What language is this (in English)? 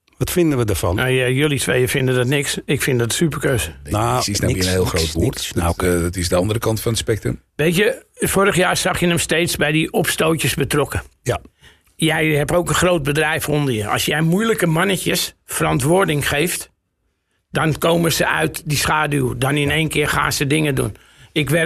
Dutch